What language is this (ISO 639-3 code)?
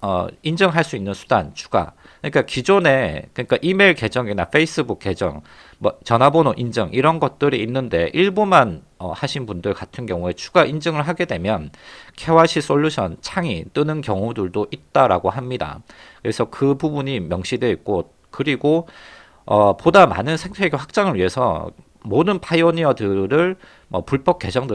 kor